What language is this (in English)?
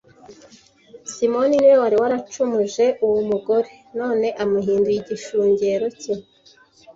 Kinyarwanda